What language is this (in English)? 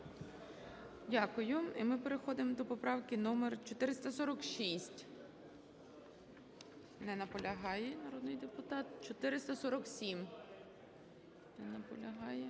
Ukrainian